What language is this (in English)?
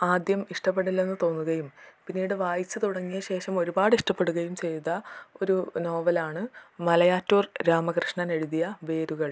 Malayalam